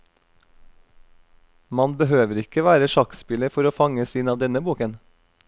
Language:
Norwegian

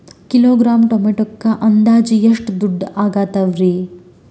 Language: Kannada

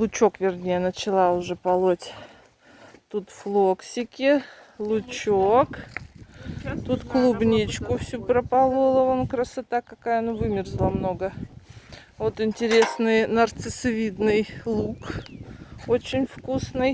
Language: Russian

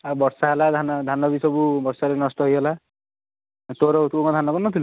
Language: Odia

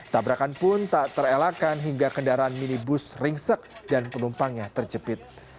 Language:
Indonesian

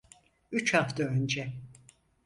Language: Turkish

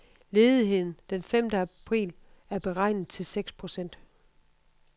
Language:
Danish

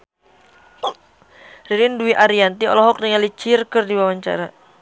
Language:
Sundanese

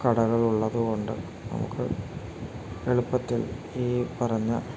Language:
Malayalam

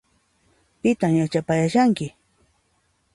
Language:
Puno Quechua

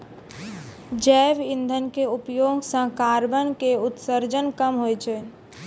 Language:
Maithili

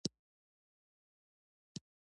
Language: Pashto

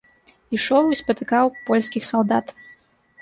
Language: Belarusian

